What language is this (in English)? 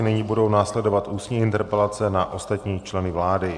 Czech